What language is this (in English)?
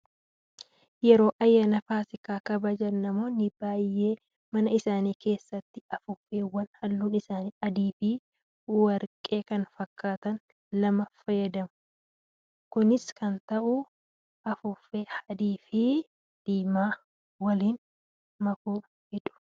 Oromo